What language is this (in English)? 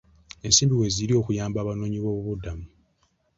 Ganda